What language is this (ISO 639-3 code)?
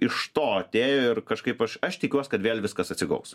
lit